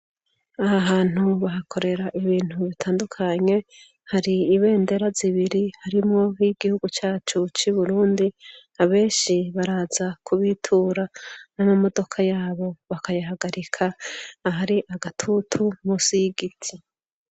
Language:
Rundi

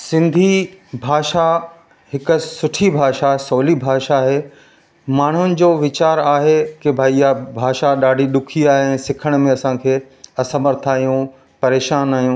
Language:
Sindhi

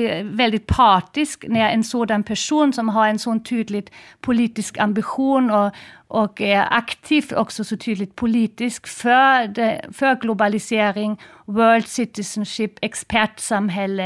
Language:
Swedish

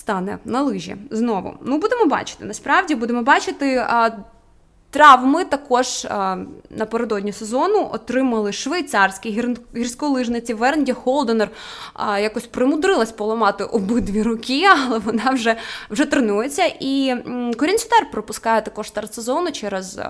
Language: Ukrainian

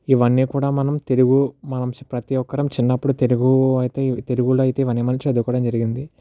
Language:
Telugu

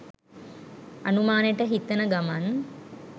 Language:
Sinhala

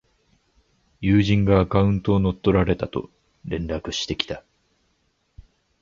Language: Japanese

